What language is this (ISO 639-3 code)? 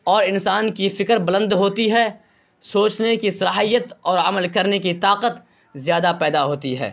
urd